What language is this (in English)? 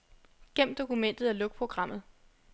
Danish